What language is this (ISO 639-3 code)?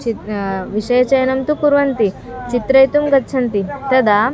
san